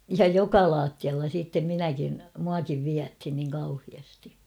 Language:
Finnish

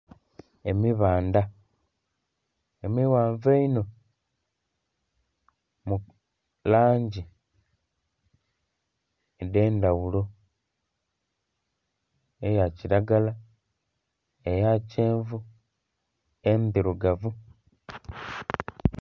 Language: Soga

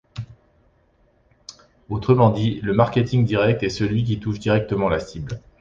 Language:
French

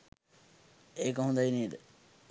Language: Sinhala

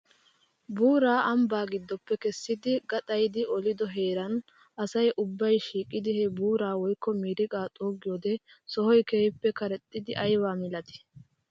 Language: Wolaytta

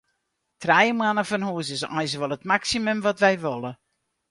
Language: Western Frisian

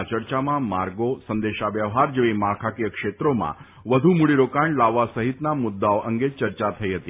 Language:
Gujarati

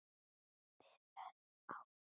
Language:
Icelandic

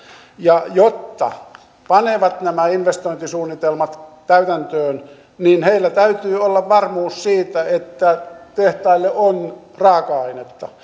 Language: Finnish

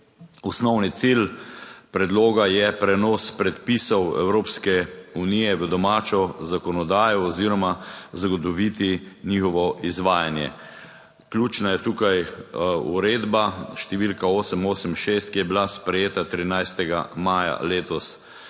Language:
Slovenian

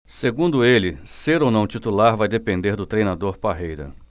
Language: Portuguese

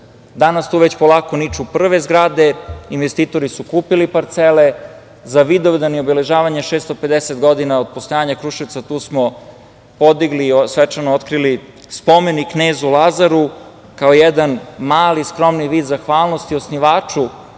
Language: Serbian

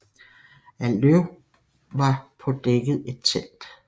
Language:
Danish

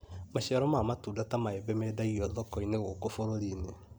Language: Kikuyu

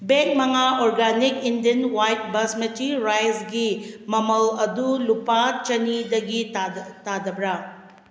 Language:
Manipuri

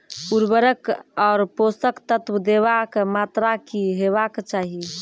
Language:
Maithili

